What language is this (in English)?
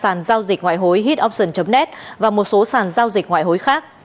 Vietnamese